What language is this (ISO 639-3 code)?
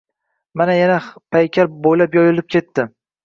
uzb